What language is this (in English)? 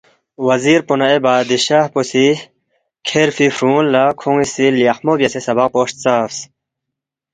Balti